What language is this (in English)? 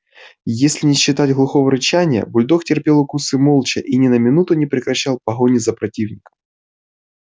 Russian